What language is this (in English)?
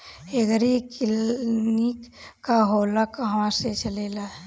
Bhojpuri